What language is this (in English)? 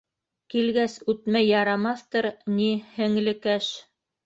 Bashkir